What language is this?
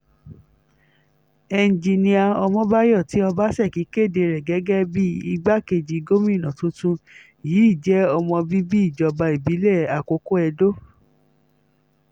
Yoruba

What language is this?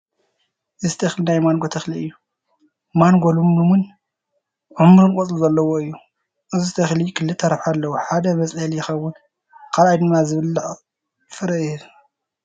Tigrinya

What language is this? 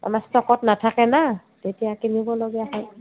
Assamese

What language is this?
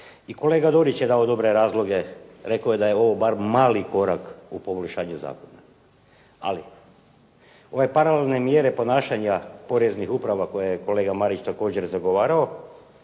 Croatian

